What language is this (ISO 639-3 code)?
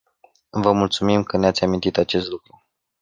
ron